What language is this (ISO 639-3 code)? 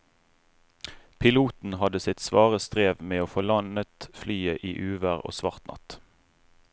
nor